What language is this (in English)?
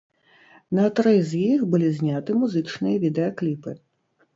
Belarusian